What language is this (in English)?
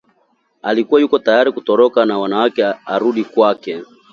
Swahili